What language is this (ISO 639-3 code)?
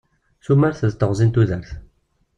kab